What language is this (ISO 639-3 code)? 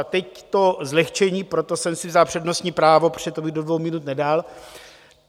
ces